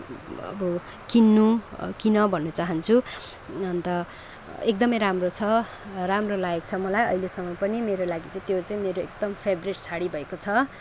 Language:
Nepali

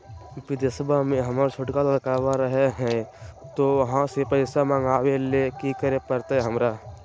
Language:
Magahi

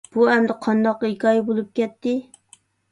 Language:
Uyghur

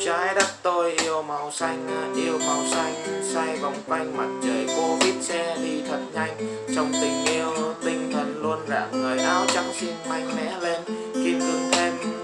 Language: Vietnamese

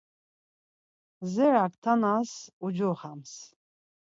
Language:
Laz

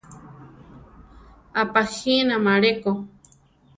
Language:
Central Tarahumara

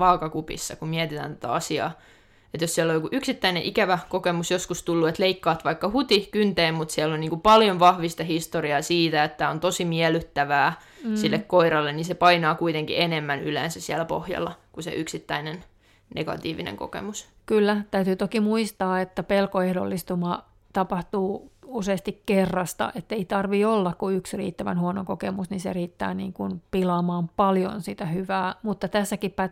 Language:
Finnish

